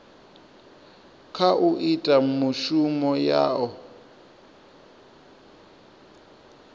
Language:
Venda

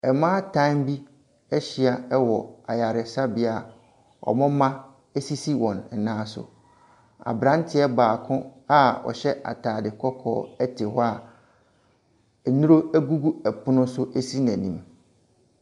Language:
Akan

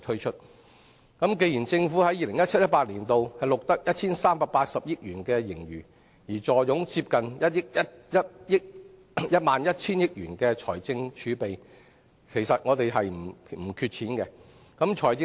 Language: Cantonese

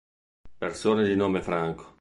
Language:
Italian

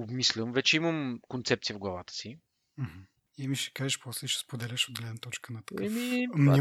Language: Bulgarian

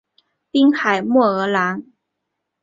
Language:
Chinese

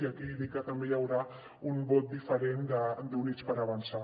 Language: Catalan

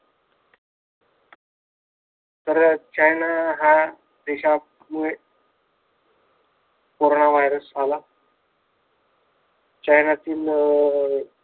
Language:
Marathi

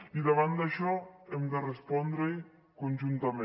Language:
Catalan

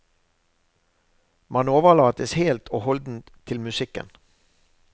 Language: Norwegian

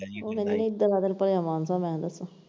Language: Punjabi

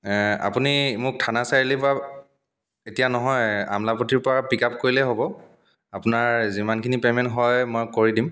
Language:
Assamese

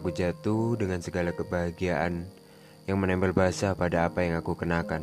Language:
Indonesian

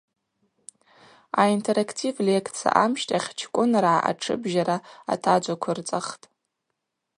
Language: Abaza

